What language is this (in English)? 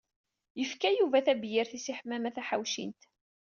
Kabyle